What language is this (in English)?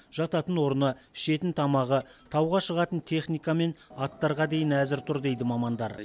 Kazakh